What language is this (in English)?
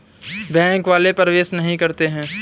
Hindi